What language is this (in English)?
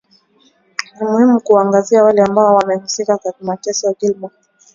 Swahili